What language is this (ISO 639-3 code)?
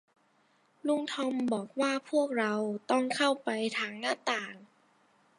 tha